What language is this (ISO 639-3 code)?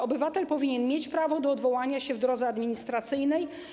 pol